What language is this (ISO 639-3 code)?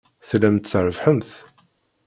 kab